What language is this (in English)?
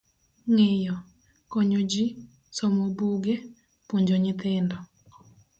Luo (Kenya and Tanzania)